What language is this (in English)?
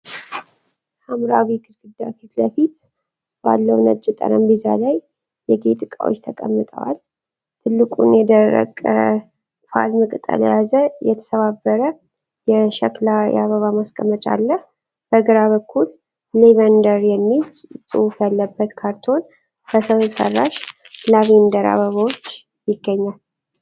Amharic